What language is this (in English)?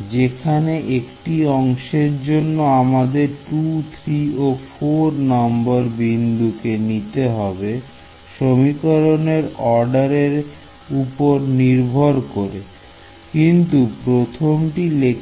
Bangla